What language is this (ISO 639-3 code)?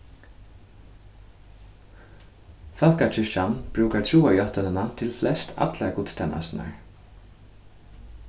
fao